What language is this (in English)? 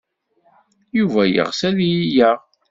Kabyle